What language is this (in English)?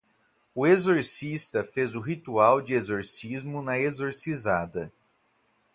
Portuguese